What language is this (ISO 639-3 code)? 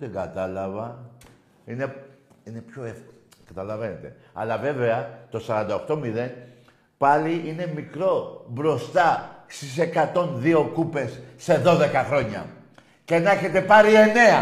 ell